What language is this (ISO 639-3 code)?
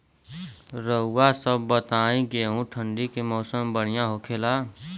bho